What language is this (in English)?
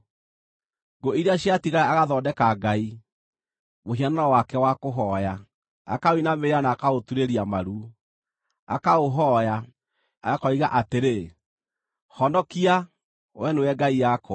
Kikuyu